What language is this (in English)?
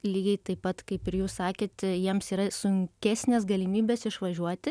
Lithuanian